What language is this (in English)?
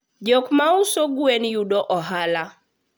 Luo (Kenya and Tanzania)